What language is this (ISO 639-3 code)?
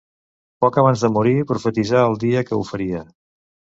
cat